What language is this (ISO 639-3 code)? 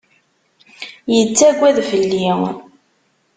kab